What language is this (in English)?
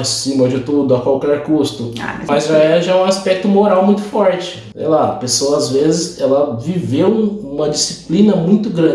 Portuguese